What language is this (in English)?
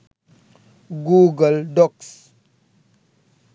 Sinhala